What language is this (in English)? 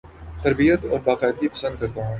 Urdu